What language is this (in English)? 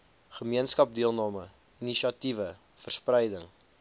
Afrikaans